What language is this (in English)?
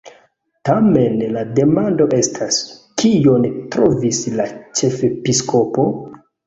Esperanto